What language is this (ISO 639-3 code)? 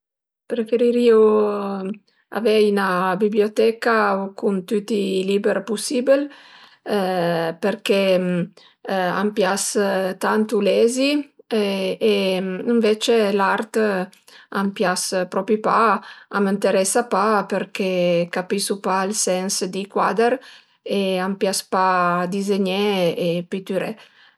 pms